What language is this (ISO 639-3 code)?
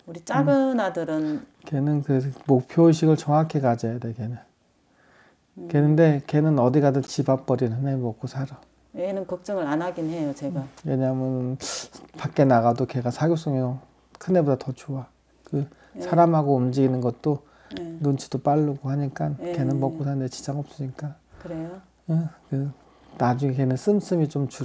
kor